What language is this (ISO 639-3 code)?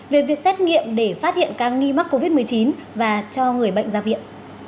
vie